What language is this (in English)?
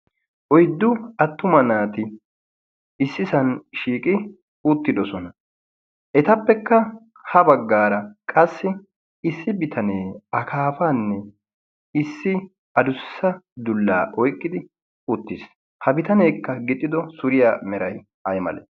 Wolaytta